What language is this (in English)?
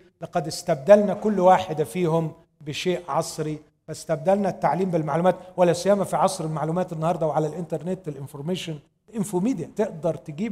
Arabic